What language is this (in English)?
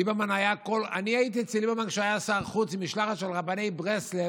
Hebrew